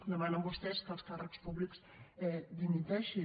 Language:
Catalan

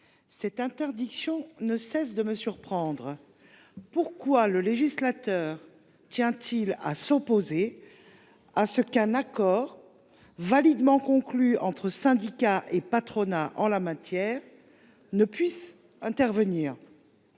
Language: French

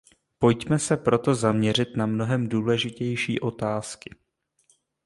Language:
Czech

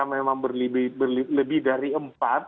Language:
Indonesian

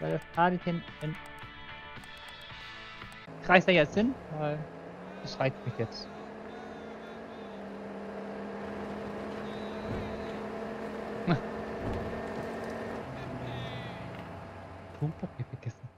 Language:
German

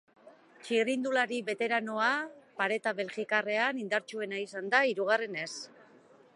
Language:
Basque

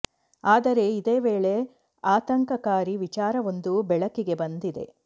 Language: Kannada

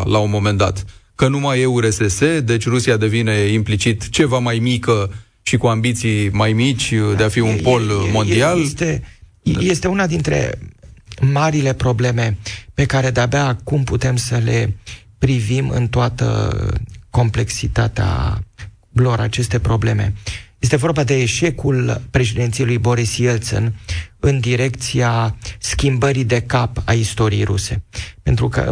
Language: Romanian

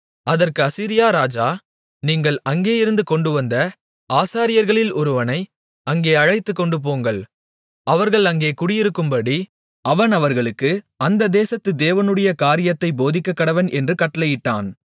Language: Tamil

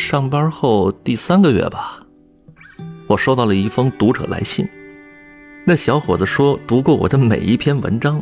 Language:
Chinese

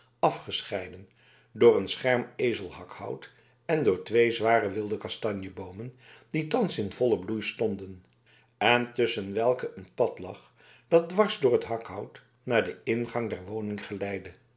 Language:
Dutch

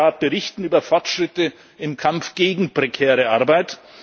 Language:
German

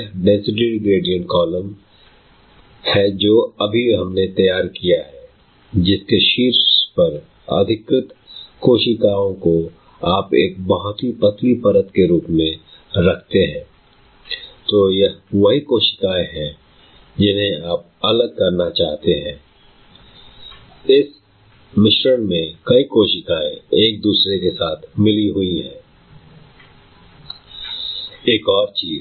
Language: Hindi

